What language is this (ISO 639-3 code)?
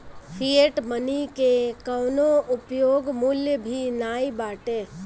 bho